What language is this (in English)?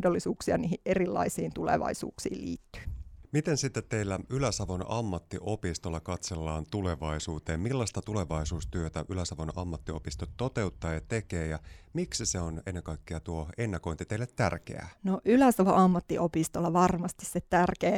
Finnish